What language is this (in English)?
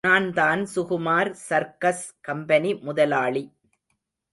Tamil